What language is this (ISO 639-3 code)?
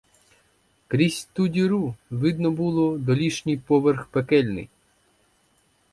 ukr